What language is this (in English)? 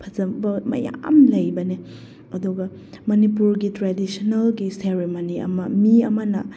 Manipuri